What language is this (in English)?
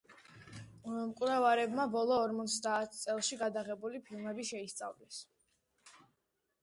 Georgian